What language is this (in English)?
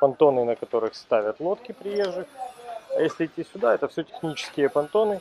Russian